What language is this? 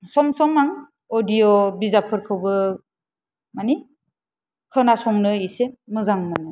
Bodo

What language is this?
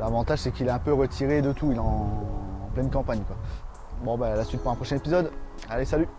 French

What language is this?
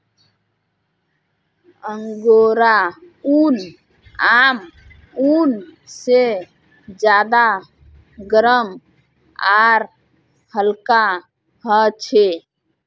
Magahi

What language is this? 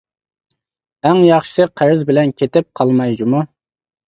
Uyghur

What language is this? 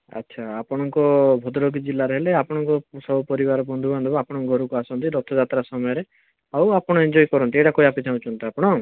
Odia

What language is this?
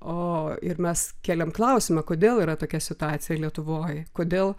Lithuanian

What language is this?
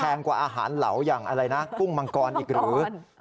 Thai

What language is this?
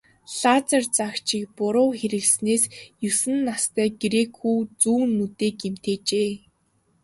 Mongolian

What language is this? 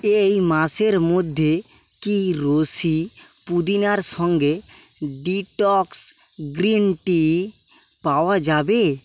Bangla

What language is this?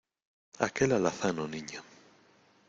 Spanish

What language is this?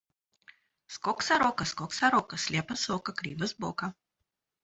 Russian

